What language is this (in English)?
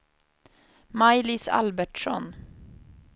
Swedish